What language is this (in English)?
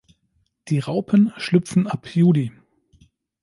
German